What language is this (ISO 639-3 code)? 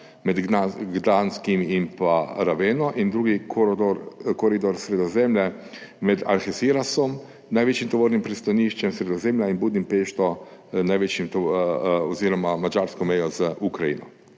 slv